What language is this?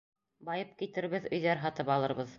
Bashkir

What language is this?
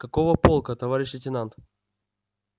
Russian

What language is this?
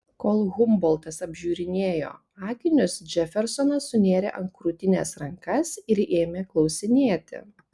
Lithuanian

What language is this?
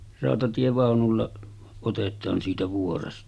Finnish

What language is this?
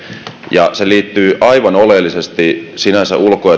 Finnish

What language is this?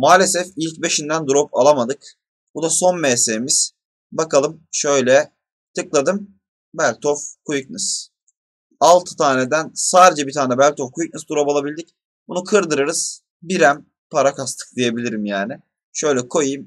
Turkish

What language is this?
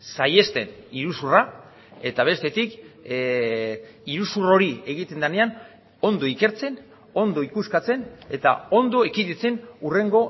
Basque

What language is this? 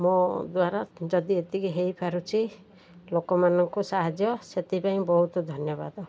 Odia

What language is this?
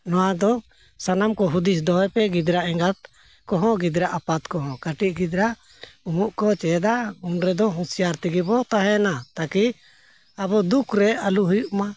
Santali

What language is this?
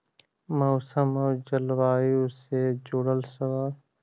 Magahi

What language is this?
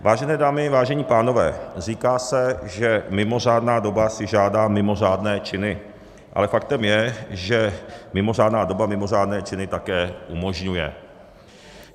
Czech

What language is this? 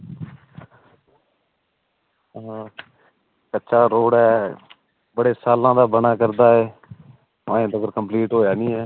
Dogri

